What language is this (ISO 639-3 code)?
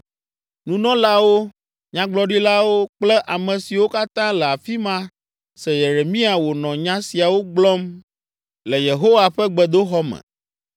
ewe